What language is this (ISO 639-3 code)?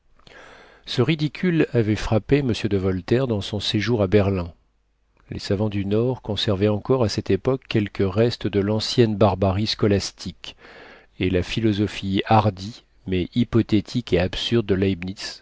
fra